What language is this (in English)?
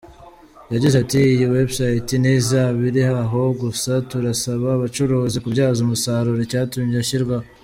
Kinyarwanda